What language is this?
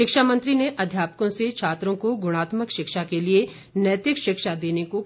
Hindi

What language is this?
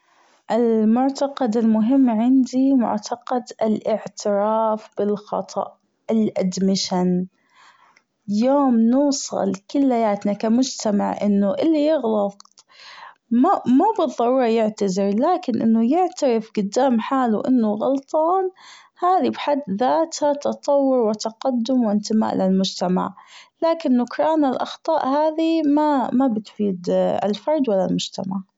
Gulf Arabic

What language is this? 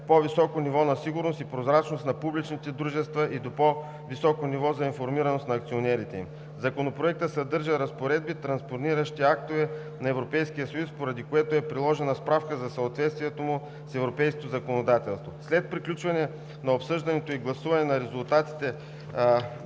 Bulgarian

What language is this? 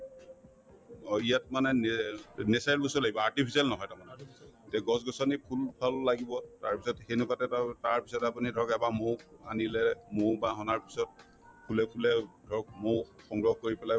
Assamese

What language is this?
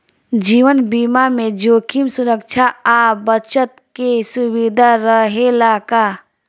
Bhojpuri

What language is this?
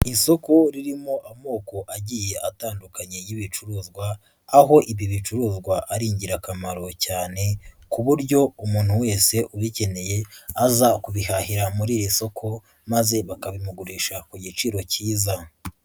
Kinyarwanda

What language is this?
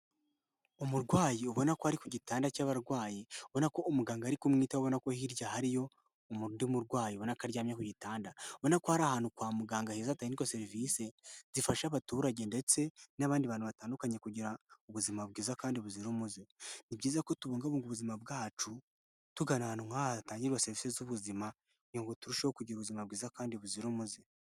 Kinyarwanda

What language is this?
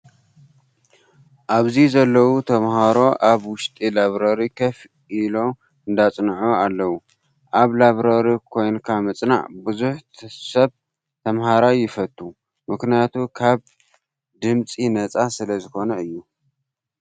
Tigrinya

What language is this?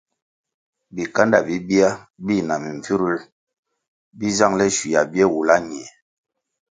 Kwasio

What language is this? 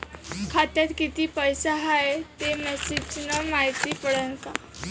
Marathi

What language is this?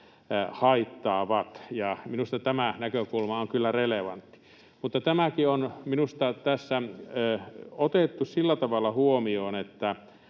Finnish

